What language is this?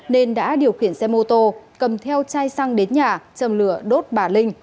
Vietnamese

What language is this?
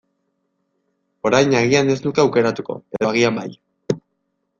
Basque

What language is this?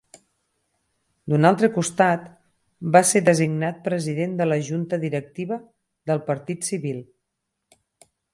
Catalan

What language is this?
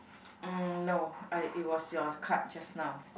English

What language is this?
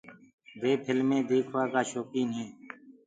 Gurgula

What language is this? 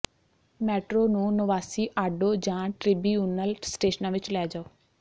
Punjabi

